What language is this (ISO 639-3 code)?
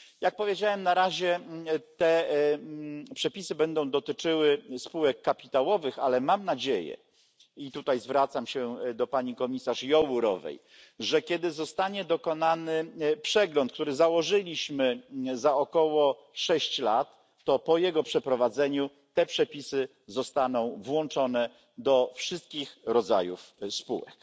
pol